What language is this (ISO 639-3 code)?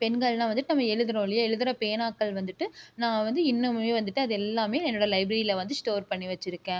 tam